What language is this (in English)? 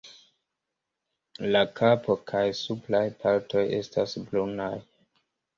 Esperanto